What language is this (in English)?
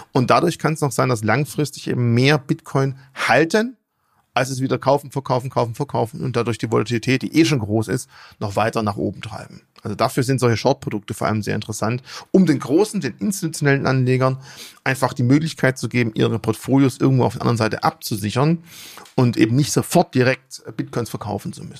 German